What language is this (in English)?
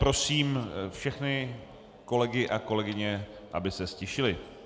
Czech